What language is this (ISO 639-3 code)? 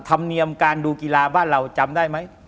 tha